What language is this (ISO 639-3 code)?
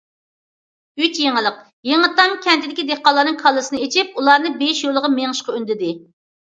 uig